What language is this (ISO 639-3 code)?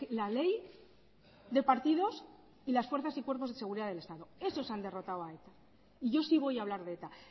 spa